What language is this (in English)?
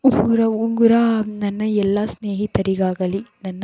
Kannada